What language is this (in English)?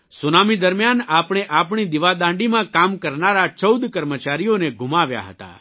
Gujarati